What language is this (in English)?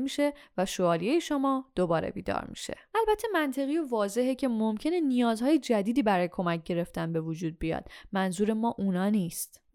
Persian